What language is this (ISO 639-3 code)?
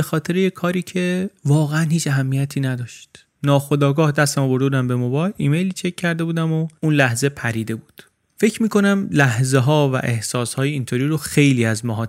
fas